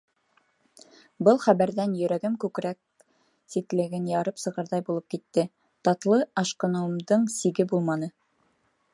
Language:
Bashkir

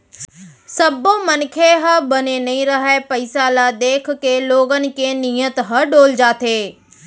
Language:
Chhattisgarhi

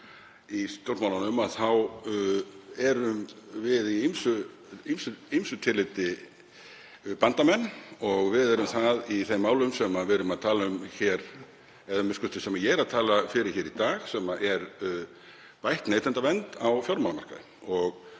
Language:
Icelandic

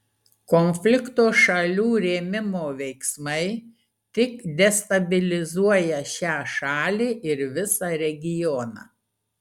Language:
Lithuanian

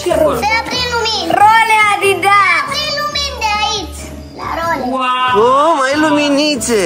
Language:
Romanian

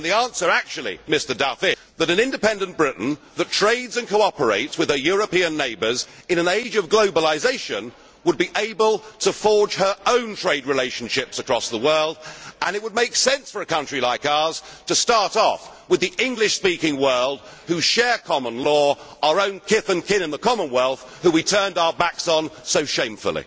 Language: English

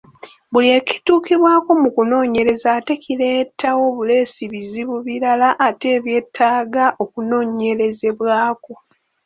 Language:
Ganda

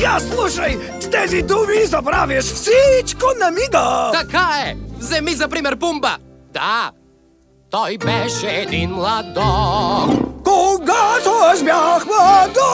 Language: Romanian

